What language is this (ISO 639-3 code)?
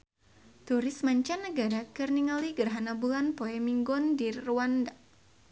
sun